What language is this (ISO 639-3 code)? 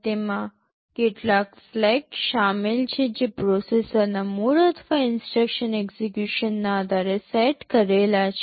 guj